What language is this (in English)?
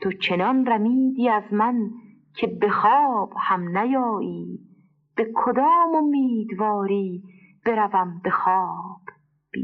Persian